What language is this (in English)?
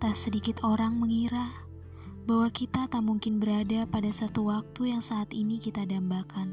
Indonesian